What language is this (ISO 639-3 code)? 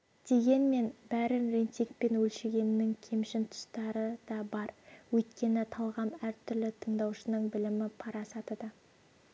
kaz